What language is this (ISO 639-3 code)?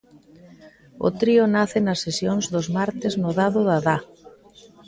glg